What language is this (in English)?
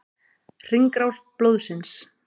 Icelandic